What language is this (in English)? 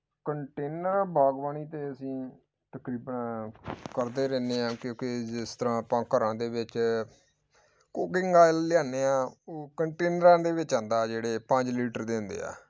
Punjabi